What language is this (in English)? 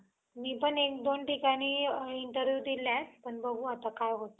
Marathi